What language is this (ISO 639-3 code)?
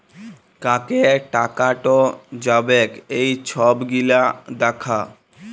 ben